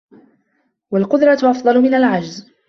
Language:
Arabic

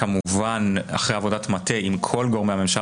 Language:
Hebrew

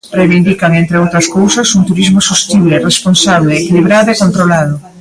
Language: Galician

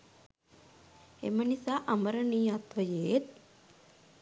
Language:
Sinhala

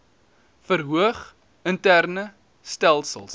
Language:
Afrikaans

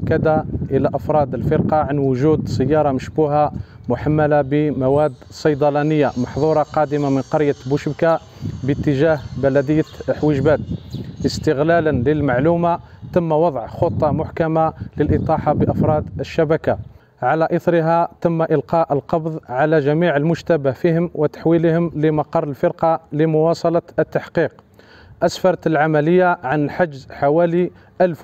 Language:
Arabic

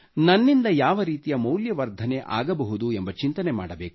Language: Kannada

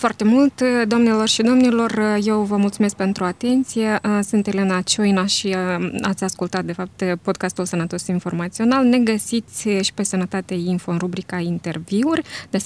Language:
Romanian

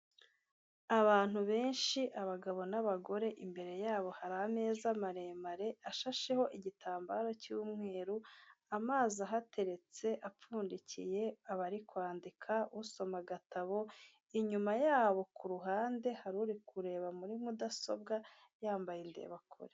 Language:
Kinyarwanda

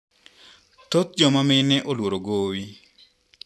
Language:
Luo (Kenya and Tanzania)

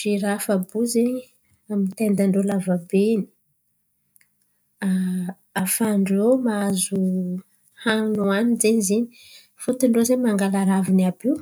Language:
Antankarana Malagasy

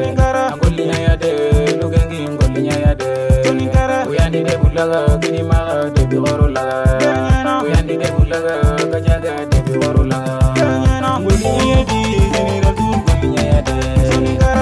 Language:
Arabic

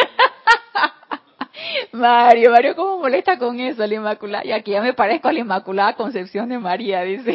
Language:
Spanish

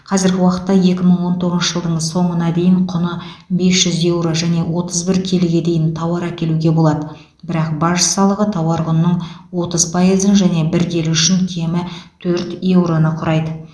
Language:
Kazakh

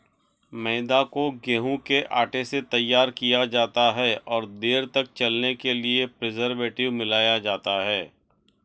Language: Hindi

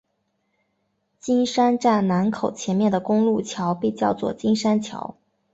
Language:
Chinese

